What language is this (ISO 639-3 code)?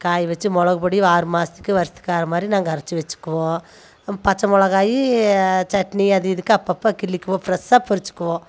tam